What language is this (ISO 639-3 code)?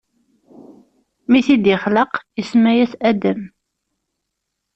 kab